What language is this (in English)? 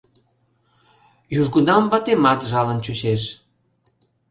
Mari